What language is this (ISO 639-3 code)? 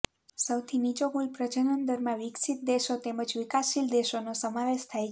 guj